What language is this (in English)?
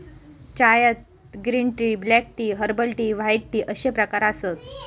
Marathi